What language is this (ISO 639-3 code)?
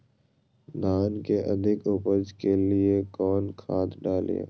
mag